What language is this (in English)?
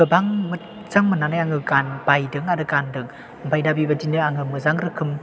Bodo